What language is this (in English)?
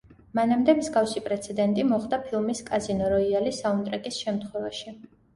Georgian